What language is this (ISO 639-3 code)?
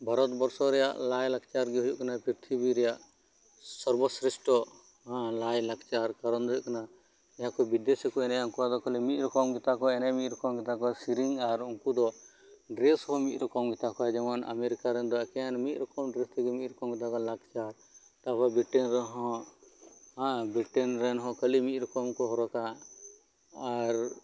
sat